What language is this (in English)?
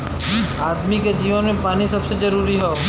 Bhojpuri